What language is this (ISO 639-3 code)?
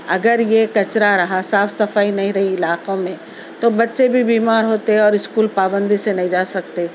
urd